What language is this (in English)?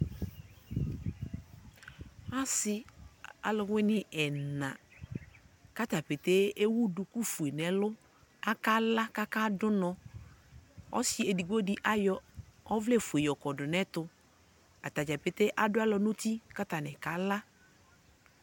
Ikposo